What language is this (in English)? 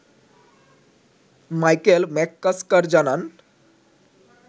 Bangla